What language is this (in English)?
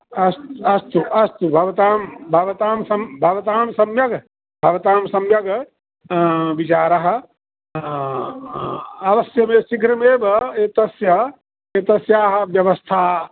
Sanskrit